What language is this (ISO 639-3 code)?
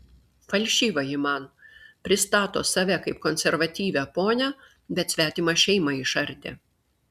lit